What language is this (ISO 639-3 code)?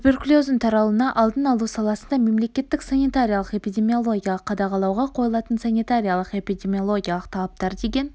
kaz